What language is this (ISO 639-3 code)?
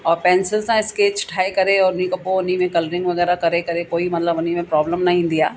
snd